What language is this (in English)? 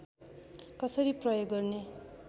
Nepali